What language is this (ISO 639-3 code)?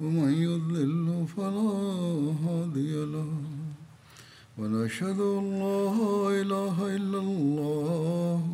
swa